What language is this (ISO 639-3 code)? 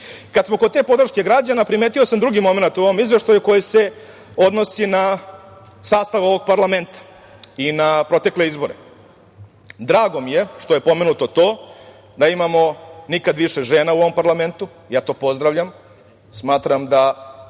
srp